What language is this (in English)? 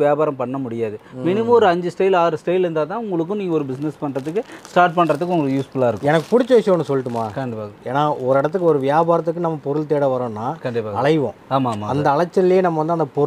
Tamil